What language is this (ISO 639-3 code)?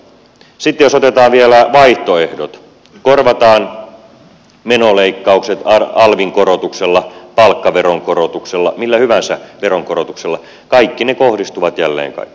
fin